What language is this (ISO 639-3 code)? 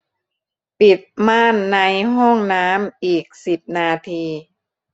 tha